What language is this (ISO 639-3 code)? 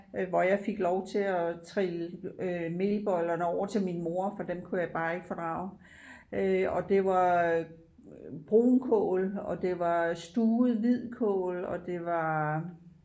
dan